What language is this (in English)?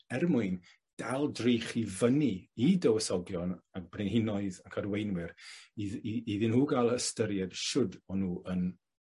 Welsh